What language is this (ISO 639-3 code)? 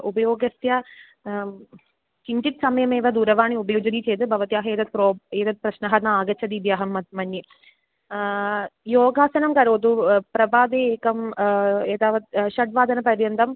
san